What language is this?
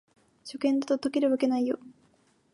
Japanese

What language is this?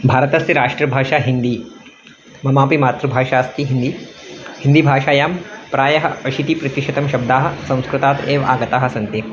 Sanskrit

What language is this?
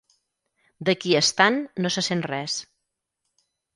Catalan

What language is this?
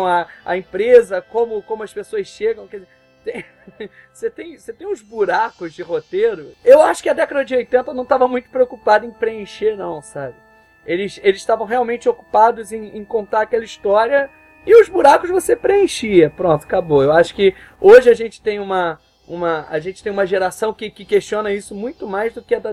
Portuguese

